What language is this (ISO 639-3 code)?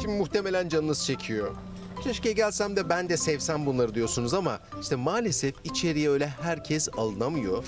tur